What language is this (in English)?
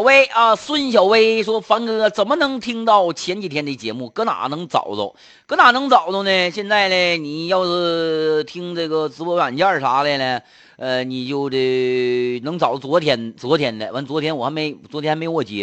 Chinese